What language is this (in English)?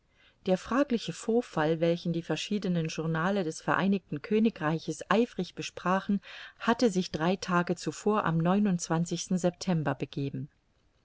German